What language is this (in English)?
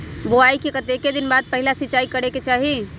Magahi